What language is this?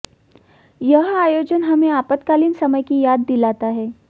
Hindi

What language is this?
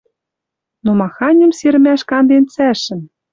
Western Mari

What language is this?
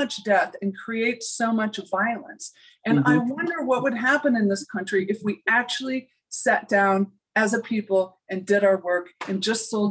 English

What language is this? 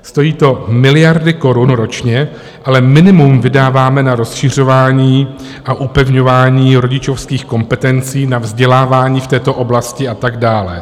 Czech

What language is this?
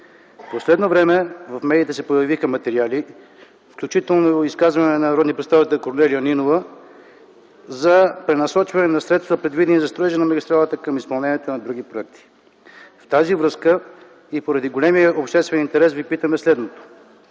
Bulgarian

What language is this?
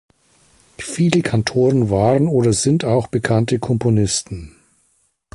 German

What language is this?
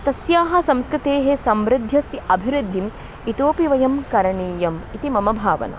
Sanskrit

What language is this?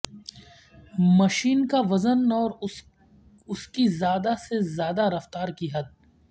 Urdu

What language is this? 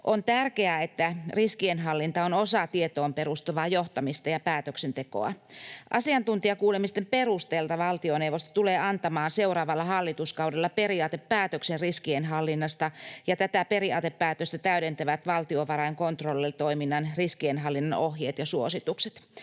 Finnish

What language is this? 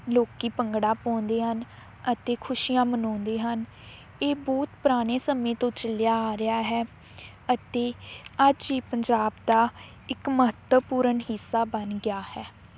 Punjabi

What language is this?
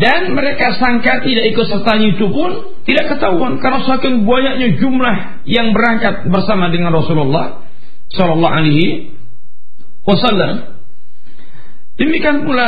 Malay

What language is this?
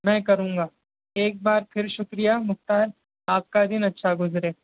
Urdu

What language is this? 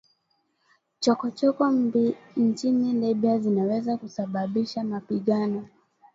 Swahili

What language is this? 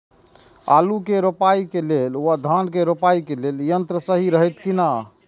Maithili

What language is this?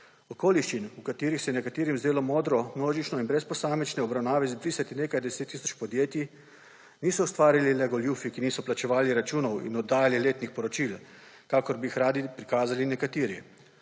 Slovenian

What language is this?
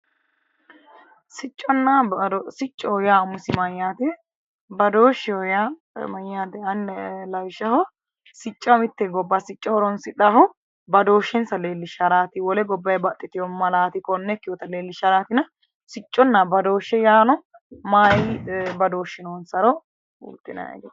Sidamo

